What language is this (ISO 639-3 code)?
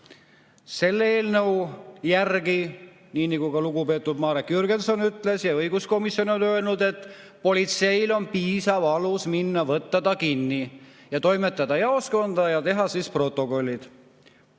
est